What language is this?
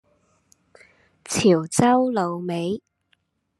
Cantonese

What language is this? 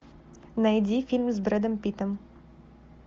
Russian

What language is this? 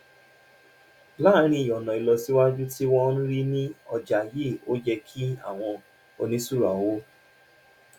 Yoruba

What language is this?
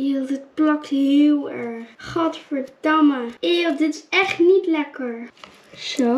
Dutch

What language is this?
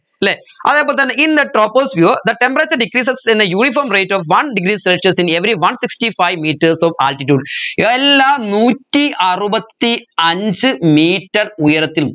Malayalam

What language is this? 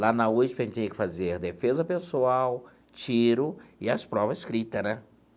Portuguese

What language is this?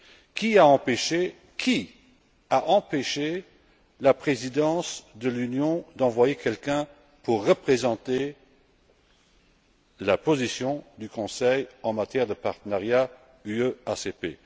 French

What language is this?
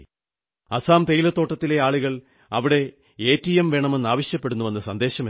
Malayalam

